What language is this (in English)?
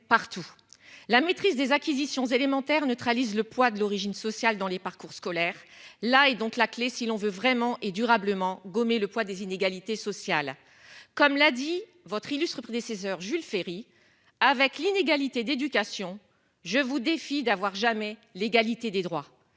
French